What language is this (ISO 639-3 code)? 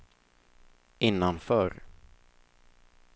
swe